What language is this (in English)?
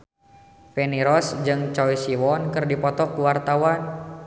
Sundanese